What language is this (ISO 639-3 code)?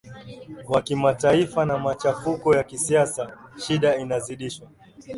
swa